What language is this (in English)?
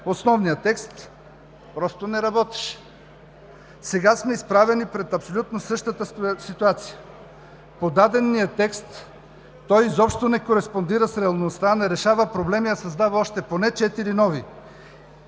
Bulgarian